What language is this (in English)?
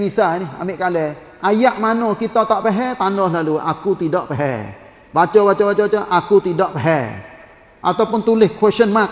Malay